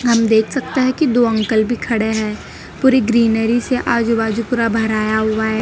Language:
Hindi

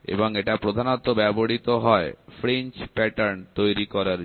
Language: Bangla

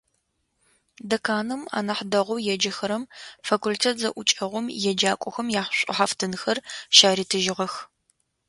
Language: Adyghe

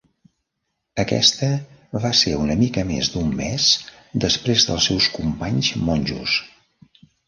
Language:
Catalan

